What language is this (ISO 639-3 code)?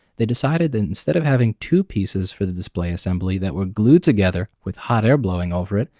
eng